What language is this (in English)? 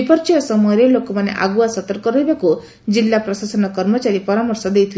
Odia